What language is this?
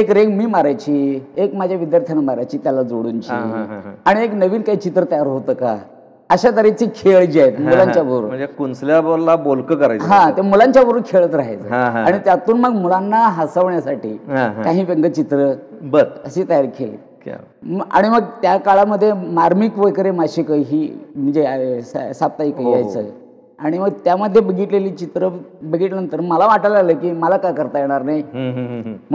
Marathi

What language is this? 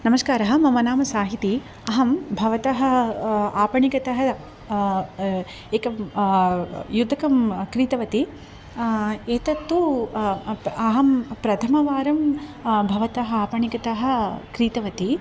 Sanskrit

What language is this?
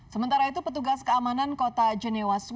Indonesian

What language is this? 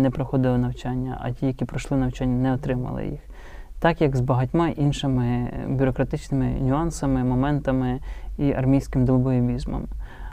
Ukrainian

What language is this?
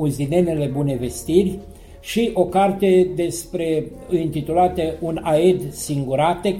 Romanian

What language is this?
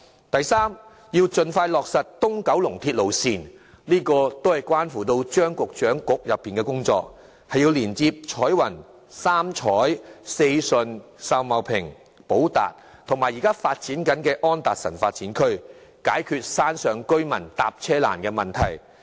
Cantonese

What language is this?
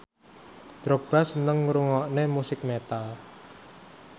Javanese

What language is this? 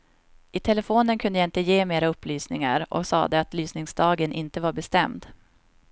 Swedish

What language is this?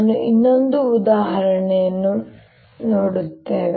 Kannada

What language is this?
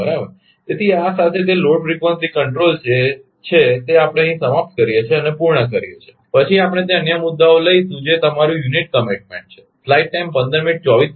Gujarati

